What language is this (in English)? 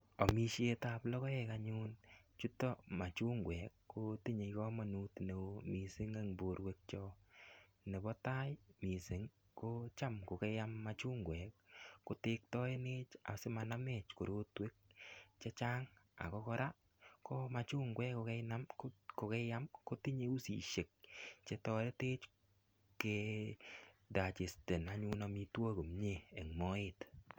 Kalenjin